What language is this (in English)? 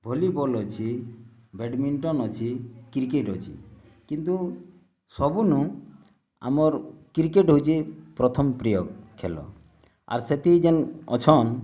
Odia